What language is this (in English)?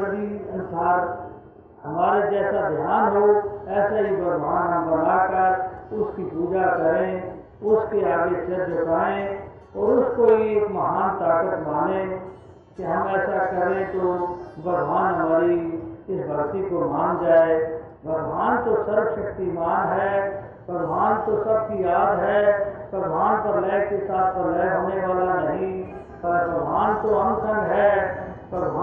Hindi